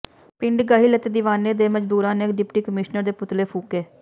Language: Punjabi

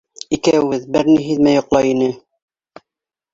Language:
Bashkir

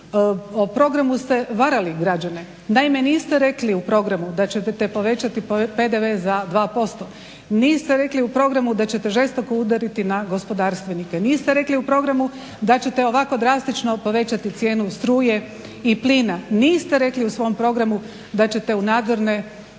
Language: Croatian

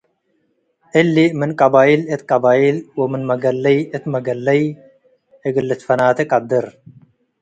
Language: Tigre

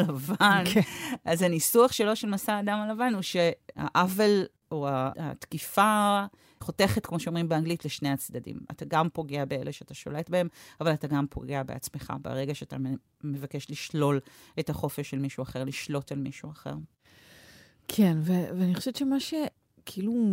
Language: Hebrew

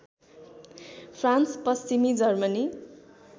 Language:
Nepali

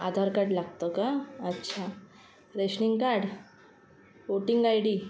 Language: Marathi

